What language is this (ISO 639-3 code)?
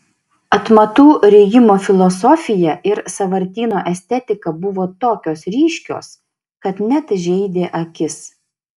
lit